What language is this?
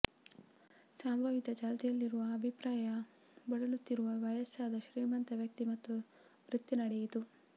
Kannada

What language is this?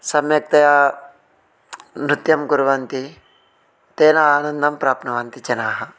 Sanskrit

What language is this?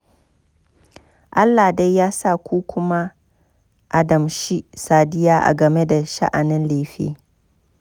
Hausa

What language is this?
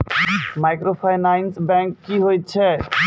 Maithili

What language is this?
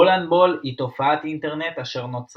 Hebrew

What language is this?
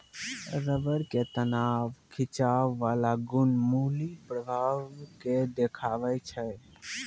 Maithili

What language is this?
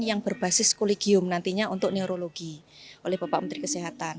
Indonesian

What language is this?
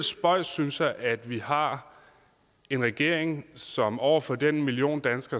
Danish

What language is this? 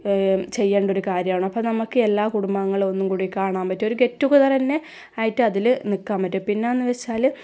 Malayalam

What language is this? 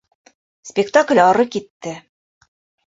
Bashkir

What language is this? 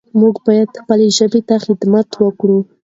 Pashto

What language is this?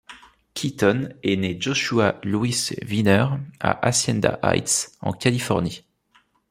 French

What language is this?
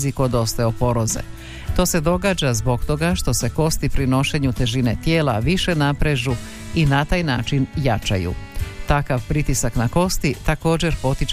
Croatian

